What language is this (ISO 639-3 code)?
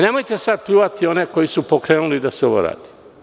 srp